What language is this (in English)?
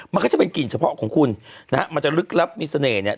Thai